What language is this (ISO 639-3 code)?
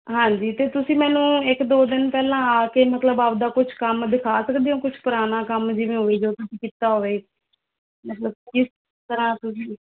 pan